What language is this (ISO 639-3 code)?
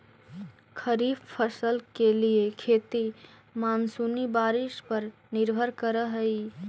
mag